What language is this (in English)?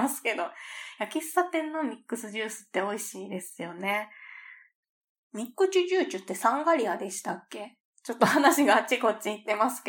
Japanese